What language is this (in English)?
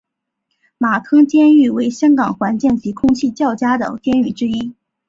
Chinese